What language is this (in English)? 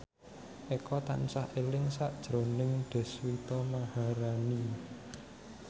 Javanese